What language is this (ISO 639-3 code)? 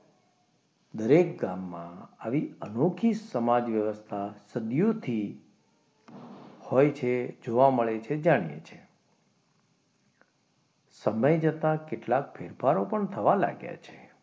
guj